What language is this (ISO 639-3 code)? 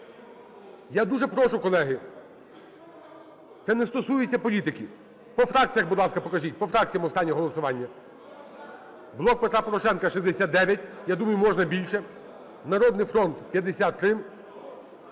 ukr